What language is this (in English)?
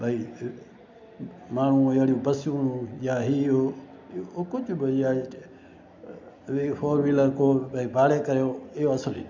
Sindhi